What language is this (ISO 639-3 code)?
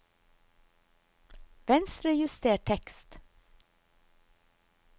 nor